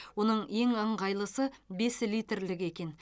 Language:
Kazakh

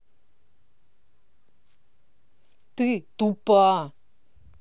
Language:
Russian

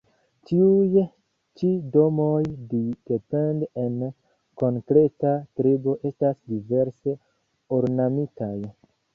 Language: Esperanto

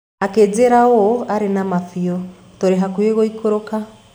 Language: Kikuyu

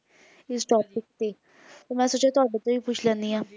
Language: Punjabi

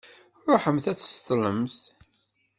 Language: Kabyle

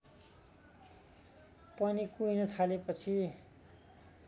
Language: Nepali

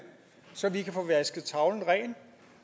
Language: Danish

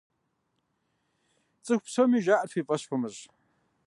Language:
Kabardian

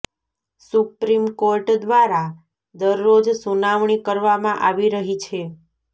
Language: Gujarati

